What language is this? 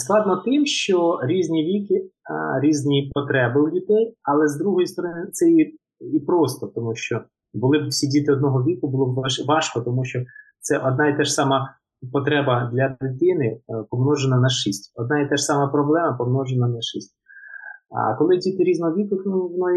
Ukrainian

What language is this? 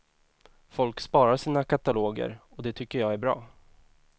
Swedish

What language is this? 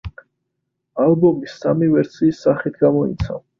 Georgian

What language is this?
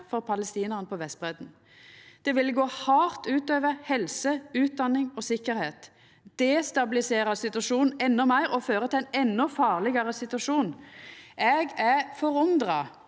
Norwegian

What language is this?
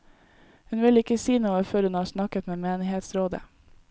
Norwegian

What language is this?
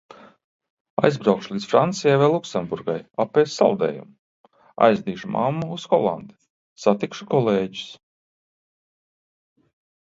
Latvian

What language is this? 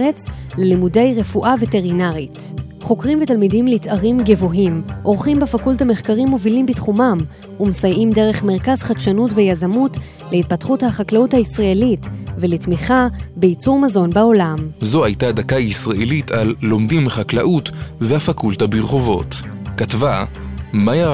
Hebrew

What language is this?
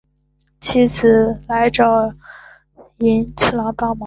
Chinese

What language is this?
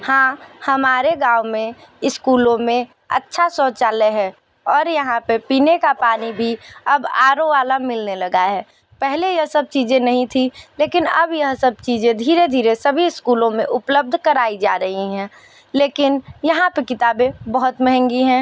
Hindi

